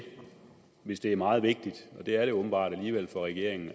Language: Danish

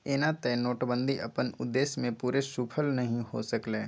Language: Magahi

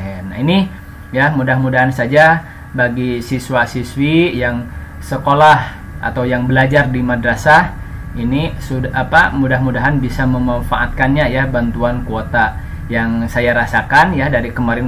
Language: Indonesian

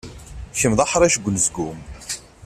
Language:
Kabyle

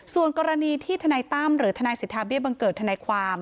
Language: Thai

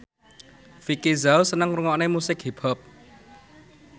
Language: Javanese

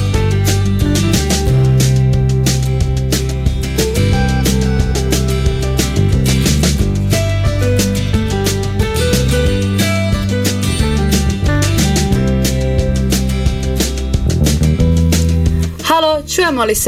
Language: Croatian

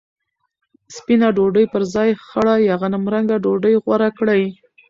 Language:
Pashto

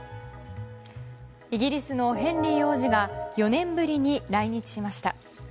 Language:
Japanese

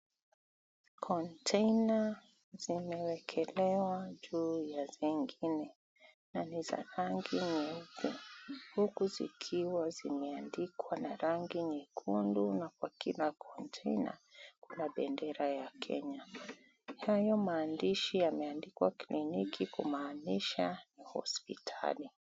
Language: Swahili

